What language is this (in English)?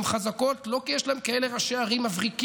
Hebrew